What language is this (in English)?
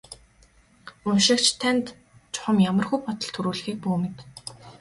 Mongolian